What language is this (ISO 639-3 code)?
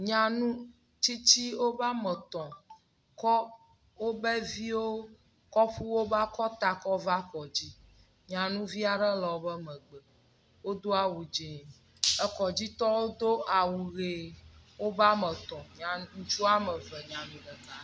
ewe